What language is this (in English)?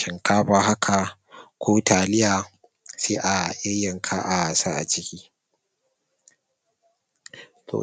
Hausa